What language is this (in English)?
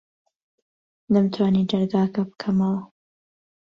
Central Kurdish